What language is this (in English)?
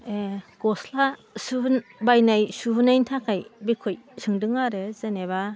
Bodo